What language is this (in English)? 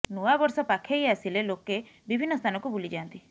Odia